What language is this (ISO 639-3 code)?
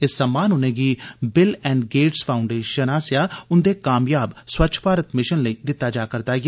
doi